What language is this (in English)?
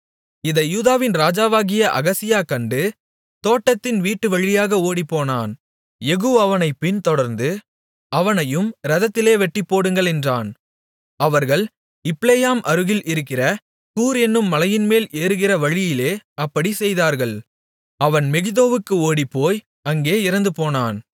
Tamil